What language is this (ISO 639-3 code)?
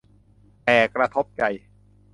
tha